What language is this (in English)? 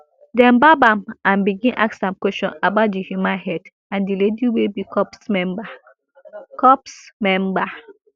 Nigerian Pidgin